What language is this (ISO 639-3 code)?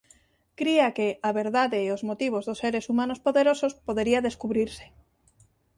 glg